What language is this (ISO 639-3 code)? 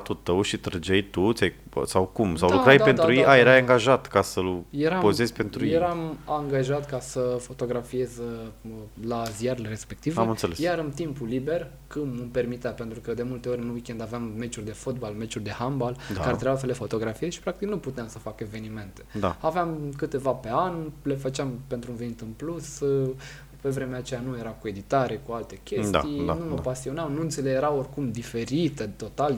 ron